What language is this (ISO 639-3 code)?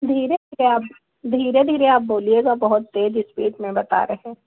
hin